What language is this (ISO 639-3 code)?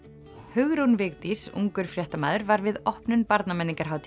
isl